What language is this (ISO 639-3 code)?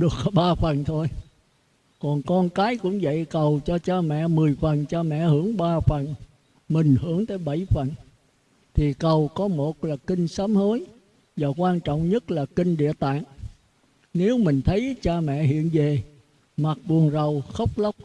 vie